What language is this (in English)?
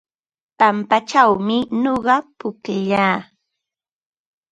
Ambo-Pasco Quechua